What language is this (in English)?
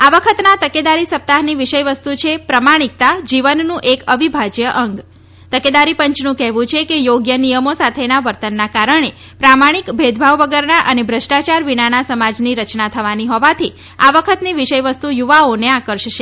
Gujarati